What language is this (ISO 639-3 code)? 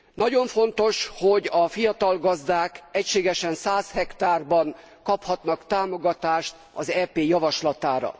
hun